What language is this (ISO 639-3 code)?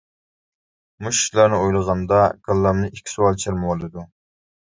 uig